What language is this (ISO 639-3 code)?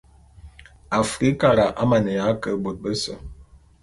bum